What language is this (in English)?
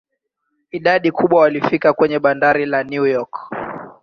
Swahili